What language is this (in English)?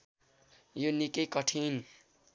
Nepali